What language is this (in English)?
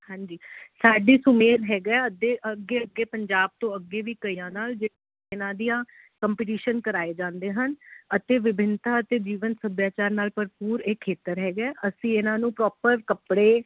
Punjabi